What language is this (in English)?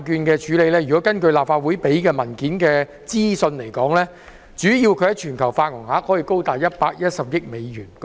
Cantonese